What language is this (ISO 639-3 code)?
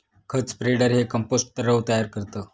mar